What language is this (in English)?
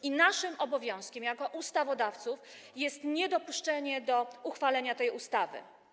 Polish